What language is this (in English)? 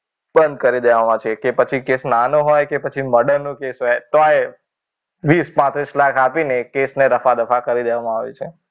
Gujarati